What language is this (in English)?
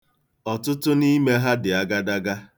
Igbo